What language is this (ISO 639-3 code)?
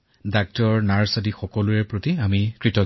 asm